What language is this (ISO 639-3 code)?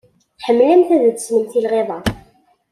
kab